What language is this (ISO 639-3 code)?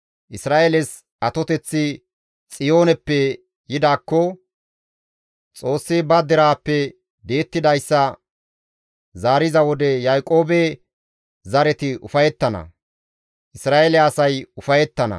gmv